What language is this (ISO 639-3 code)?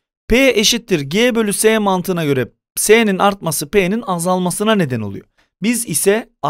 tur